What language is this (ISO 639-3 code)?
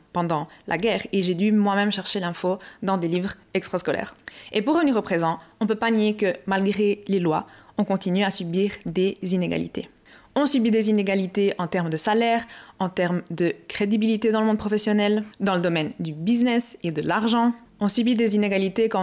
fra